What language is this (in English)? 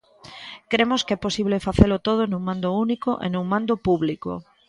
Galician